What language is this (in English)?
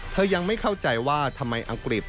Thai